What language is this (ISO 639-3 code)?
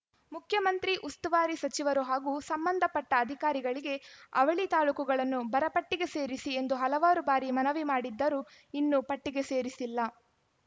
kan